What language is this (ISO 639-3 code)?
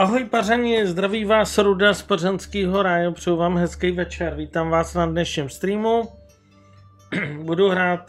ces